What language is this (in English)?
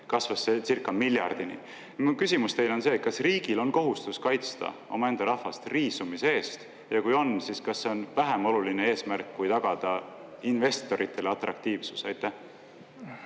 Estonian